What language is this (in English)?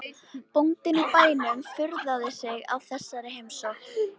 Icelandic